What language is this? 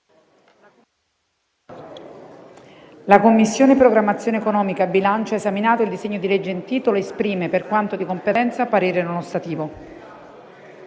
Italian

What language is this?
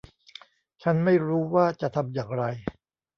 Thai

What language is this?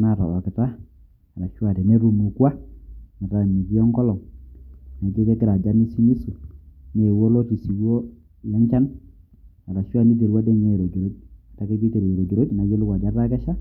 Masai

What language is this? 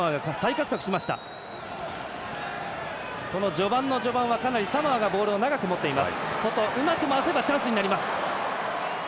Japanese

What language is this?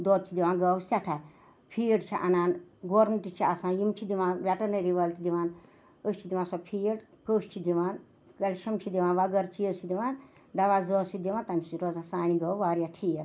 Kashmiri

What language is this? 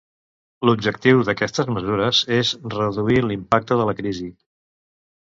Catalan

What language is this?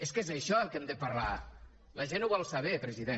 Catalan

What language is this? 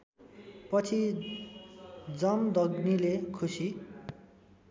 Nepali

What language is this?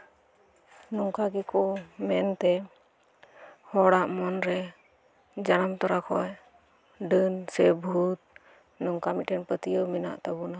Santali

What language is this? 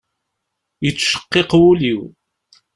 Kabyle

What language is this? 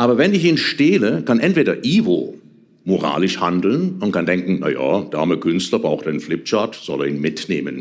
German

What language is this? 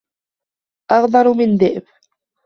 Arabic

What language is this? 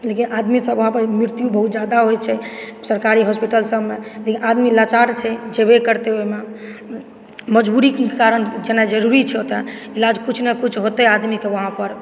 Maithili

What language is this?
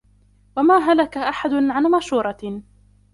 Arabic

